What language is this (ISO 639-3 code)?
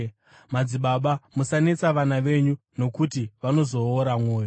sna